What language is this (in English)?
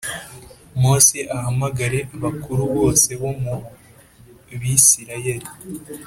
Kinyarwanda